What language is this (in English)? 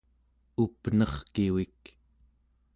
Central Yupik